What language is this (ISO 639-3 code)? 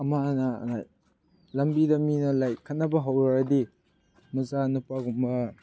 mni